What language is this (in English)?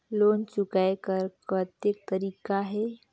Chhattisgarhi